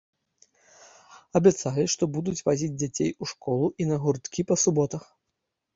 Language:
Belarusian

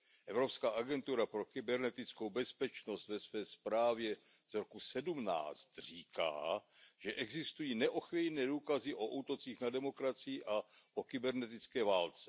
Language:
Czech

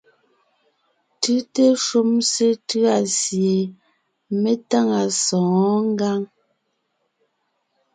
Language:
Ngiemboon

